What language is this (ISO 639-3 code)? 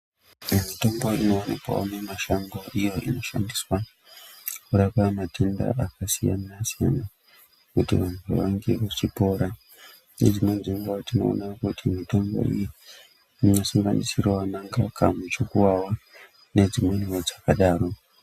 ndc